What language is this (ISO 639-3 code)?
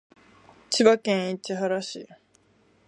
jpn